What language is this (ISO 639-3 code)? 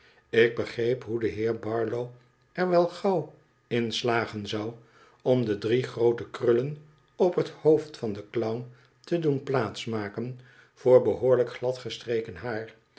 nld